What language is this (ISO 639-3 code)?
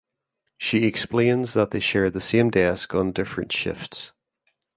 eng